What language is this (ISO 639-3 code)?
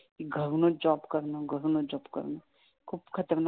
mar